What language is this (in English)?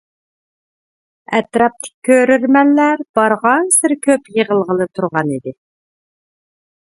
Uyghur